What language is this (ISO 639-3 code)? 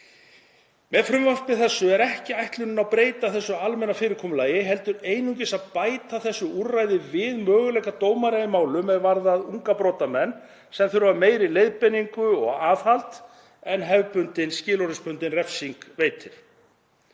isl